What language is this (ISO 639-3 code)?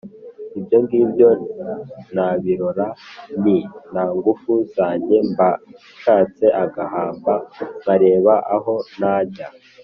kin